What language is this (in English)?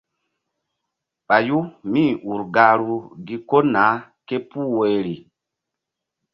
Mbum